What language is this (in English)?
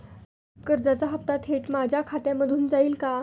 Marathi